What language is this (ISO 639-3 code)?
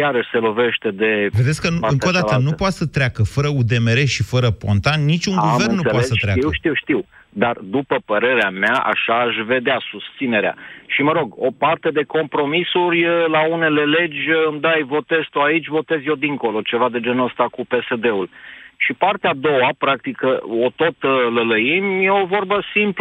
ron